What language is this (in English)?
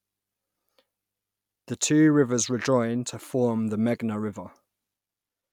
English